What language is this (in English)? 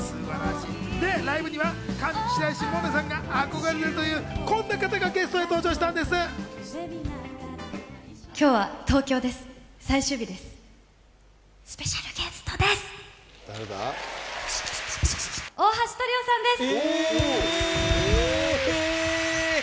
Japanese